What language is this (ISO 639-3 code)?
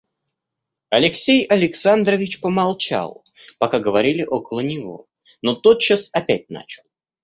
rus